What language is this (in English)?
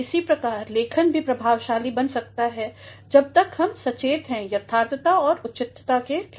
Hindi